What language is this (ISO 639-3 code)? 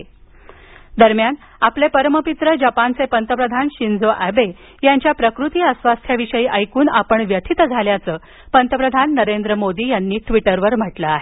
mar